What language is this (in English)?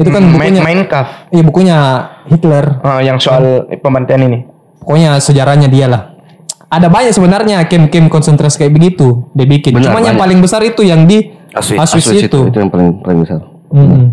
Indonesian